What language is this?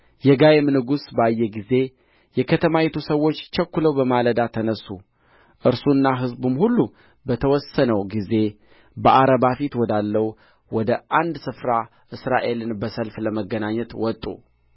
Amharic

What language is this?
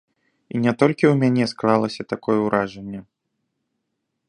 Belarusian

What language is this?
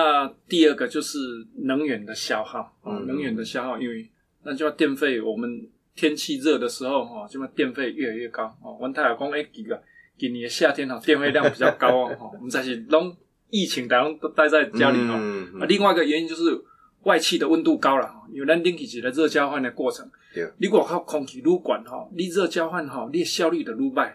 Chinese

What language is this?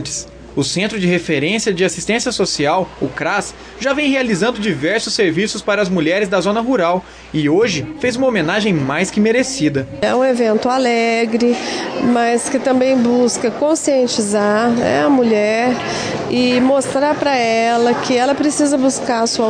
Portuguese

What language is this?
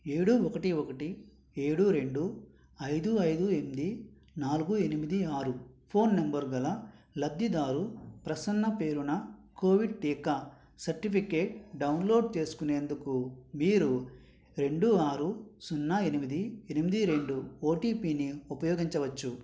Telugu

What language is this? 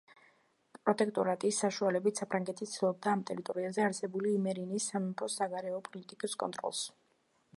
Georgian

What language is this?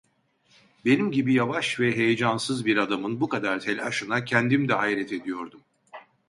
Turkish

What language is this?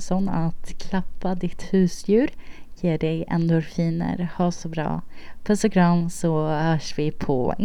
Swedish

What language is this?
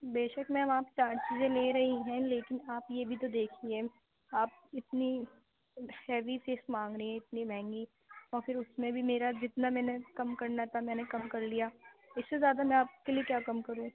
Urdu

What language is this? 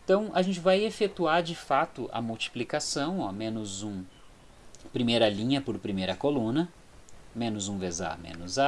Portuguese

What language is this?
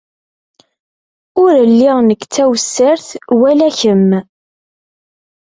Kabyle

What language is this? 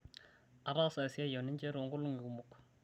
Masai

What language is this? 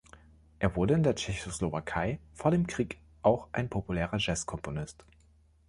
German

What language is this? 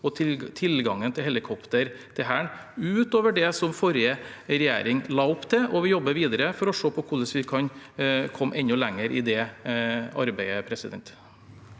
Norwegian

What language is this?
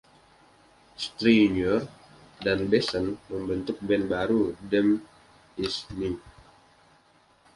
Indonesian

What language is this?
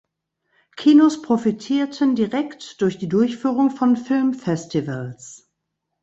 German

